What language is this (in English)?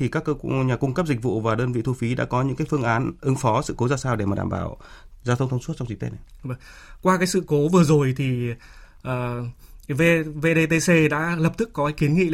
Vietnamese